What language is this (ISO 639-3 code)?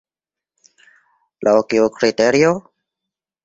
epo